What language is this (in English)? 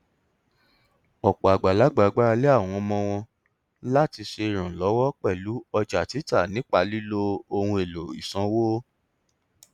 Yoruba